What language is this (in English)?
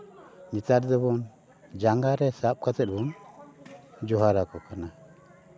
Santali